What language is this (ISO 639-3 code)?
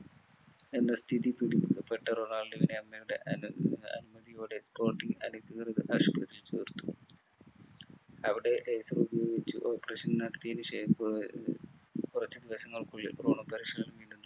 mal